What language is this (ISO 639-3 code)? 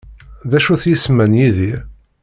kab